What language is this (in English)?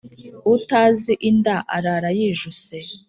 Kinyarwanda